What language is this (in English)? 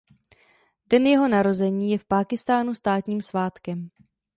Czech